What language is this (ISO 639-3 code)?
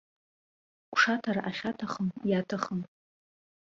abk